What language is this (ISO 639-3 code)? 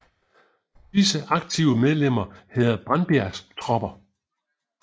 dan